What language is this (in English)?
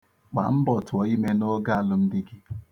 Igbo